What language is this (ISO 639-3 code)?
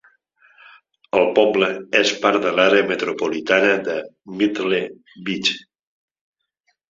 cat